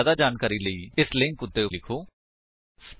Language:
Punjabi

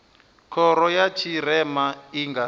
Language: Venda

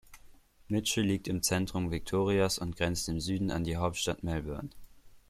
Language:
German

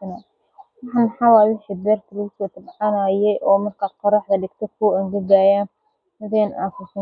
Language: Somali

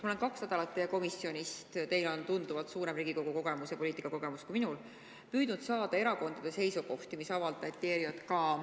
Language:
Estonian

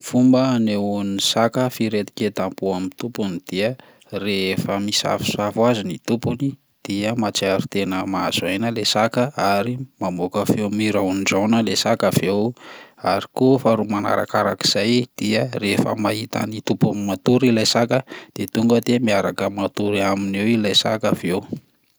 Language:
Malagasy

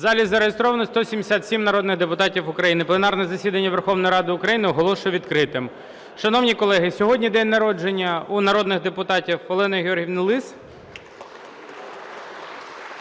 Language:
Ukrainian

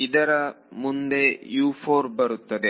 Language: Kannada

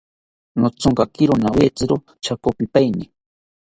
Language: South Ucayali Ashéninka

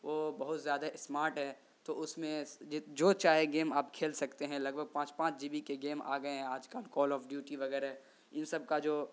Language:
Urdu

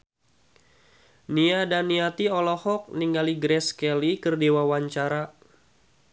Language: Sundanese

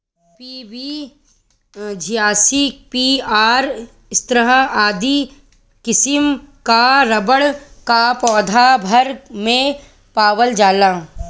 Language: Bhojpuri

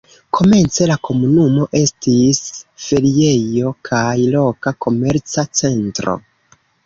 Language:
Esperanto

